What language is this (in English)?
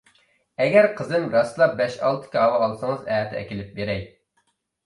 Uyghur